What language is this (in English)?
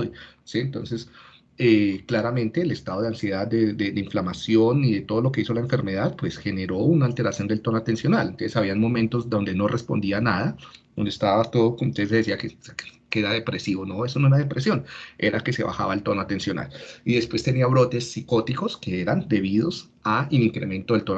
Spanish